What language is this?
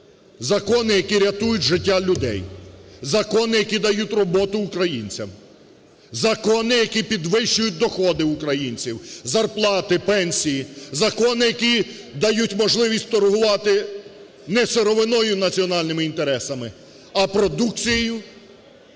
Ukrainian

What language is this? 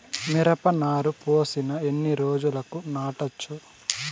Telugu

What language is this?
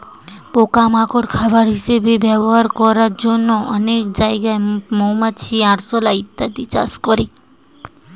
Bangla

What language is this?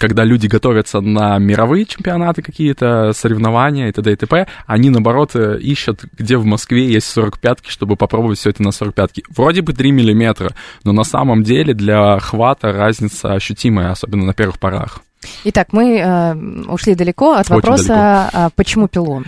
Russian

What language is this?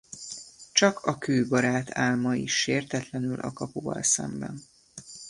Hungarian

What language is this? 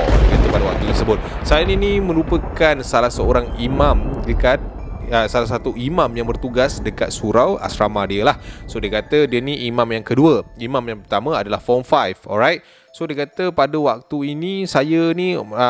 Malay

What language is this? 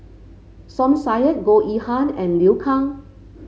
English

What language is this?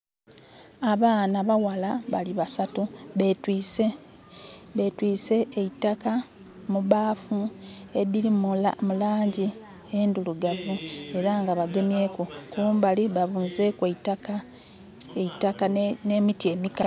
Soga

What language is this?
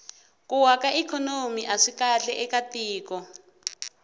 Tsonga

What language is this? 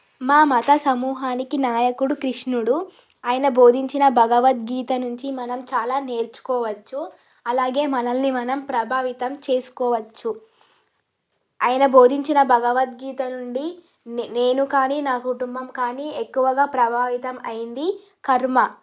Telugu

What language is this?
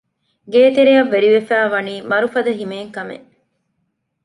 Divehi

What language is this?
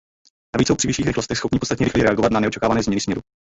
Czech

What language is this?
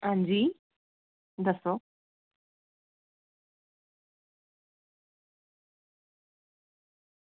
Dogri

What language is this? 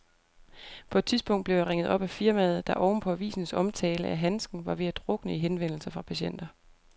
Danish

